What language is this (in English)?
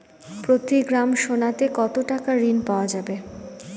Bangla